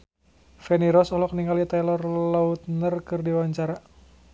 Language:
Sundanese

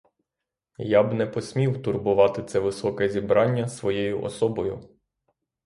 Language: Ukrainian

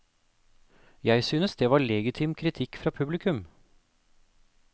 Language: Norwegian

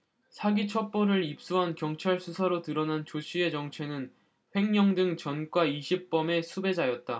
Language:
Korean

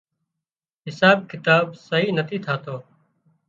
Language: Wadiyara Koli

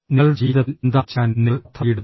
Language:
Malayalam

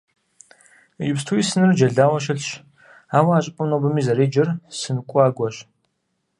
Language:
Kabardian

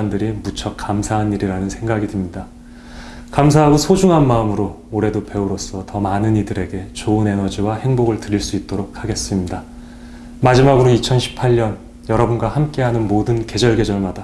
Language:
Korean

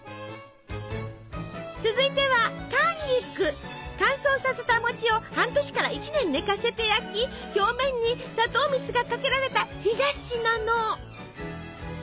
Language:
Japanese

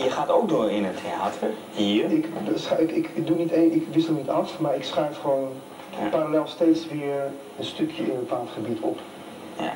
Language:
Dutch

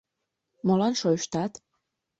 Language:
Mari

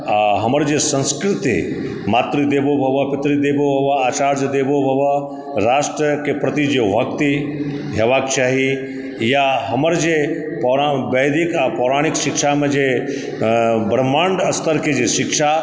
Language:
Maithili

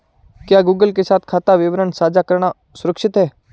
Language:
Hindi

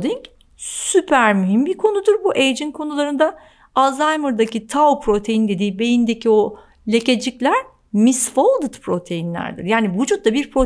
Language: Turkish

